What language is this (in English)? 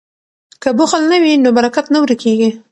Pashto